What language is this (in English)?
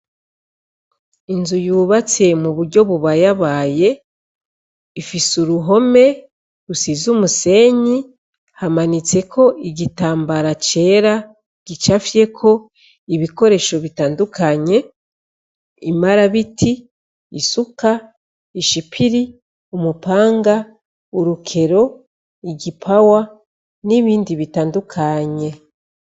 Rundi